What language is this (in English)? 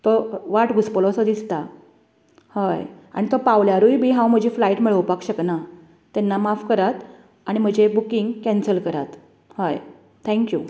Konkani